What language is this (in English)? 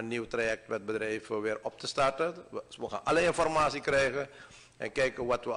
Dutch